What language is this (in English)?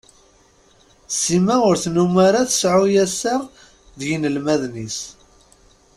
Kabyle